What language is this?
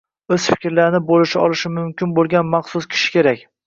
Uzbek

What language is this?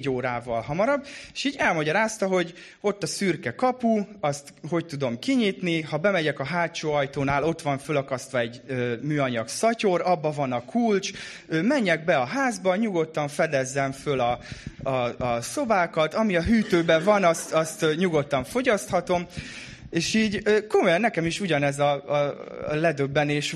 Hungarian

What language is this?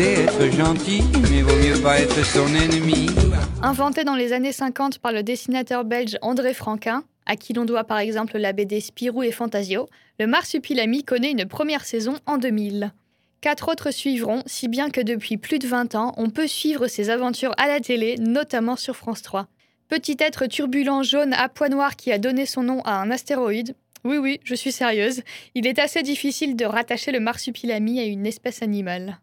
French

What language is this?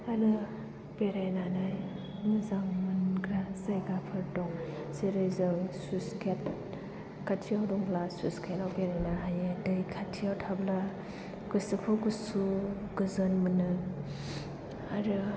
Bodo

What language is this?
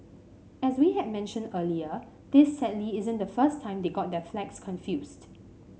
English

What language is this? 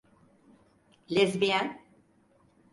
Turkish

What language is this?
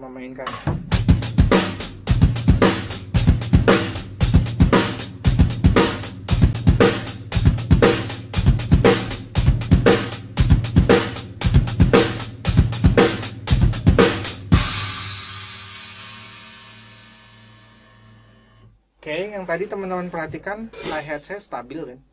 Indonesian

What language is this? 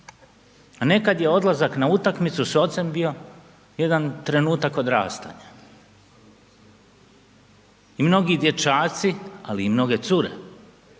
Croatian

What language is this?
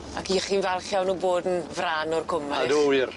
Welsh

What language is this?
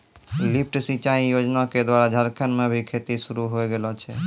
Maithili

